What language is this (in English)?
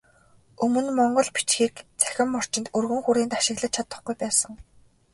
Mongolian